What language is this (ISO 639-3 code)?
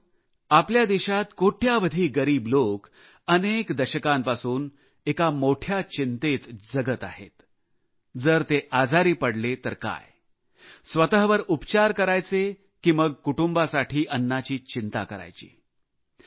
mar